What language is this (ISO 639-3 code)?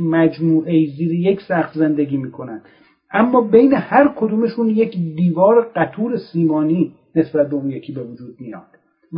fas